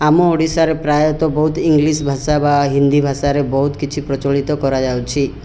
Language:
Odia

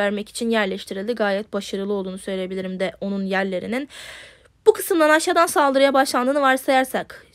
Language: Turkish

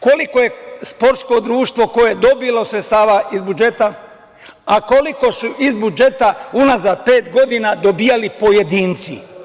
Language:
Serbian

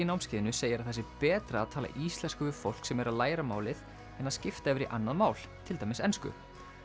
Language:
Icelandic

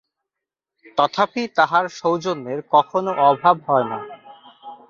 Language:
Bangla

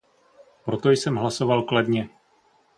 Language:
Czech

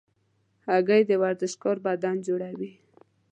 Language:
Pashto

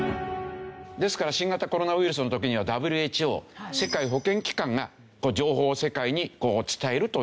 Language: Japanese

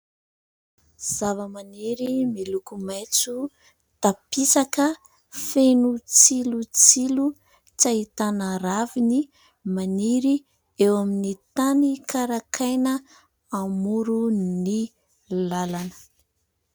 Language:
Malagasy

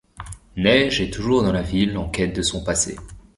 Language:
French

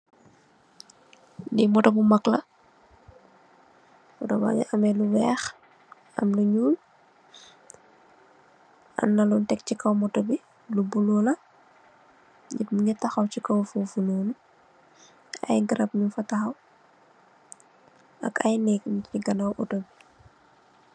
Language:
Wolof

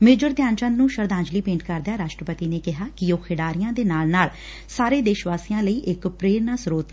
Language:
Punjabi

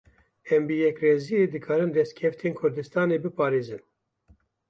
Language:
Kurdish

